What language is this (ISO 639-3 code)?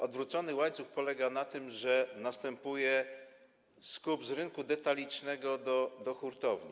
pol